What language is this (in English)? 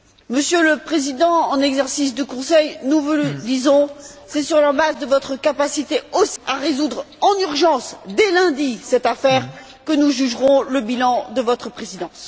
French